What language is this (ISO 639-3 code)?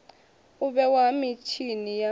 ven